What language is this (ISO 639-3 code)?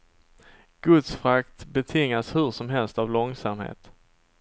swe